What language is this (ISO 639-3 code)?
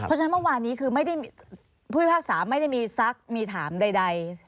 tha